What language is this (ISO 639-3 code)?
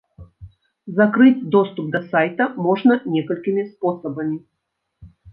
bel